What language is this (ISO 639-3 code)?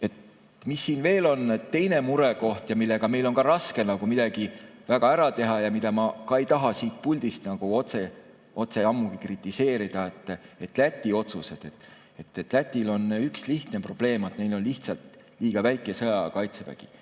est